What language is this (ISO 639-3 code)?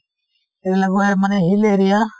asm